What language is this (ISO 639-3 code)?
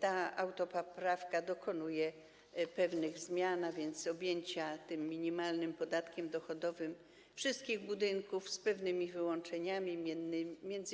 pol